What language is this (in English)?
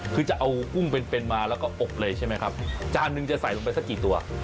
Thai